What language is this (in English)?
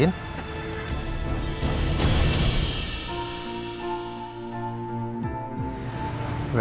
Indonesian